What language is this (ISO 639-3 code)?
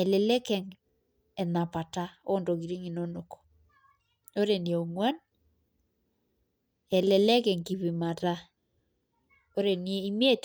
mas